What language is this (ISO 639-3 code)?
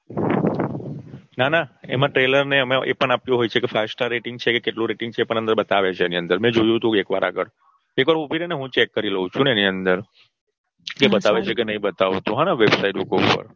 guj